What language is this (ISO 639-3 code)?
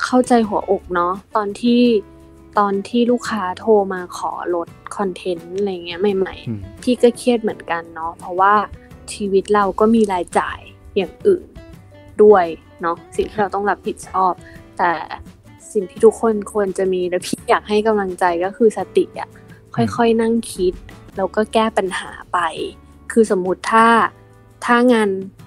tha